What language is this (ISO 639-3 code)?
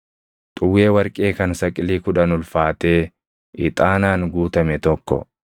orm